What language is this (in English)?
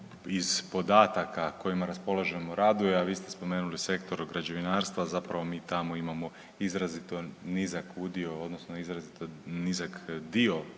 Croatian